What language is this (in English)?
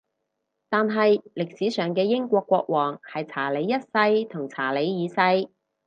Cantonese